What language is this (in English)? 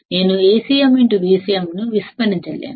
Telugu